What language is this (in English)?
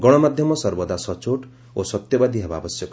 Odia